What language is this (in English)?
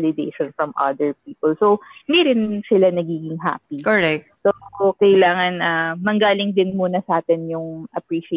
Filipino